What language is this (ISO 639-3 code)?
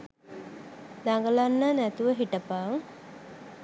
sin